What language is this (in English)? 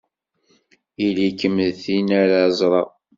Kabyle